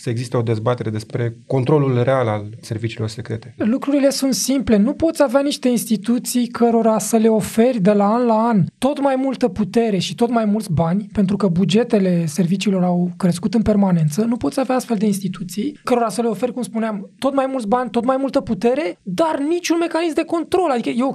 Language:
Romanian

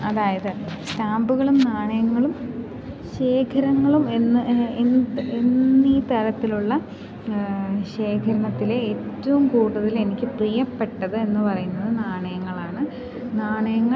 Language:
Malayalam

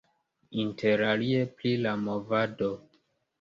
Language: Esperanto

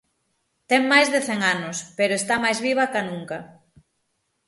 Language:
Galician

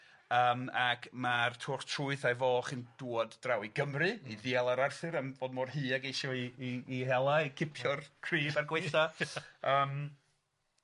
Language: Welsh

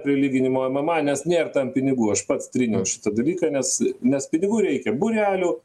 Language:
Lithuanian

